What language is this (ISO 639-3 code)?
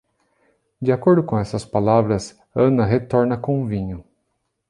por